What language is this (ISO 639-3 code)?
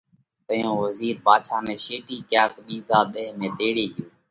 kvx